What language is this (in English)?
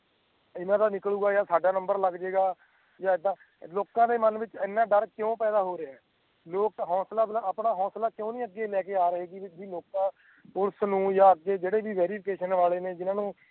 Punjabi